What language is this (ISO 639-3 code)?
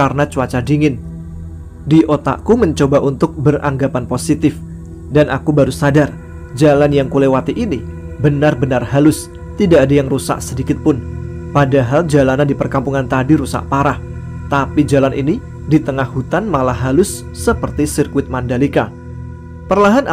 ind